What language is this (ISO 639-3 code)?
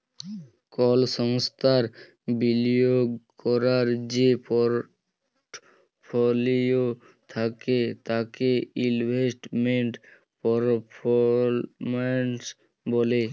ben